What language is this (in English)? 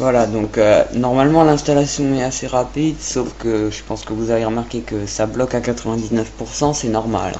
French